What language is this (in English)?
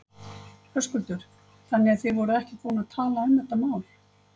Icelandic